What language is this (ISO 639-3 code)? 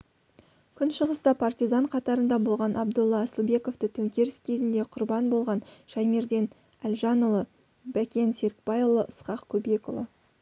kaz